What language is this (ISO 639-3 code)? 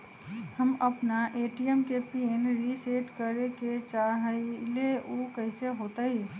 mag